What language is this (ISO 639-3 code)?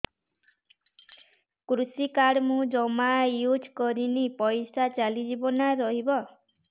ori